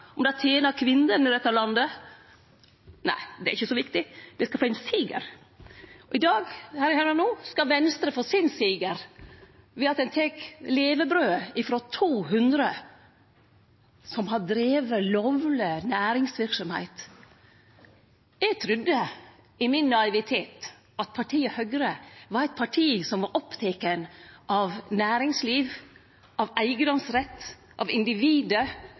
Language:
Norwegian Nynorsk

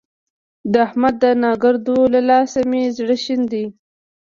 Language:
Pashto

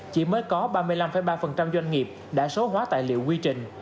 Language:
Vietnamese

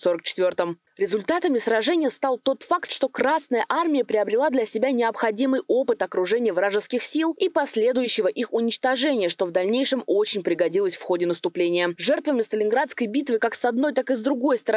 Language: Russian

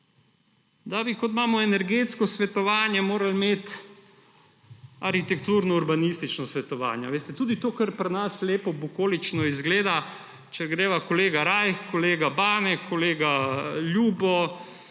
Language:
Slovenian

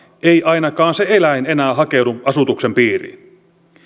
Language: Finnish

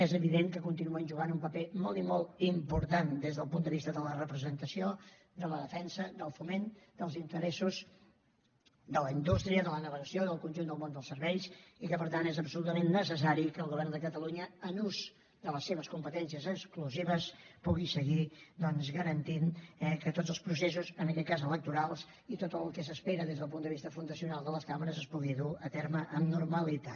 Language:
Catalan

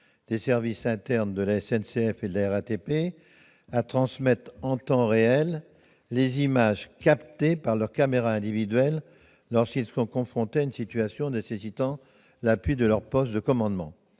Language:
French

